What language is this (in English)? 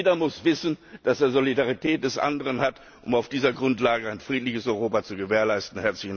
German